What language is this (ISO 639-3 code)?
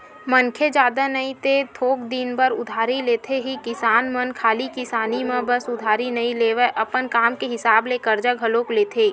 hne